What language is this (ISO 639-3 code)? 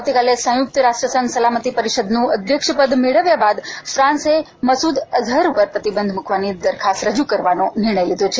guj